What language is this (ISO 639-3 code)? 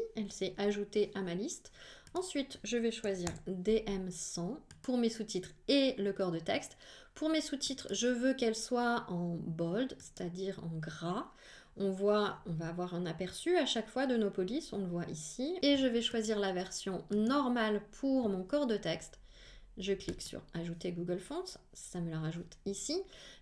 fra